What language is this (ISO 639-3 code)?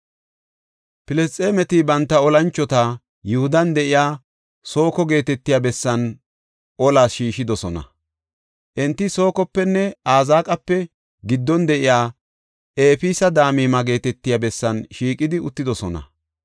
gof